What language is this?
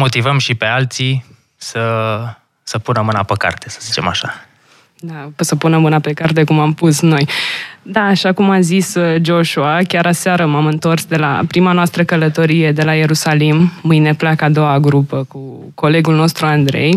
Romanian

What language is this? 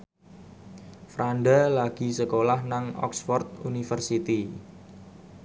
Javanese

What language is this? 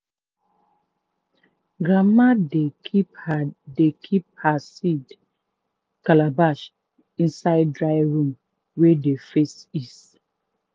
Nigerian Pidgin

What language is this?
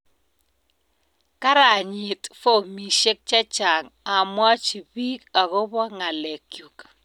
Kalenjin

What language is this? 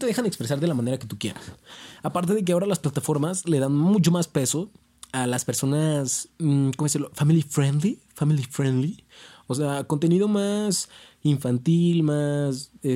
Spanish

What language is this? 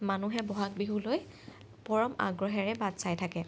Assamese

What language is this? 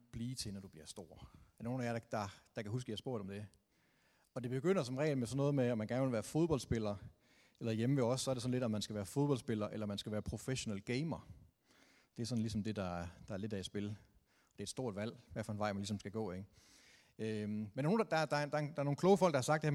Danish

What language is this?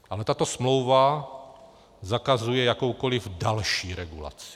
Czech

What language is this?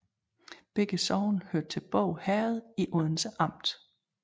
Danish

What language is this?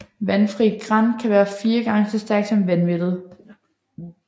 Danish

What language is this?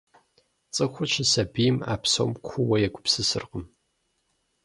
Kabardian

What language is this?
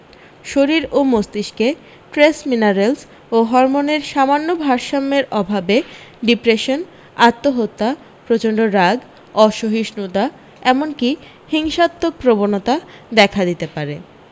Bangla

